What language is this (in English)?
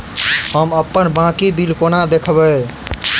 Maithili